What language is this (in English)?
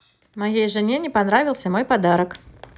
Russian